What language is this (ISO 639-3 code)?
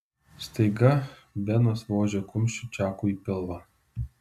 lit